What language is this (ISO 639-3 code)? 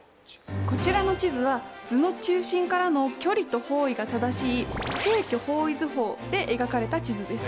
jpn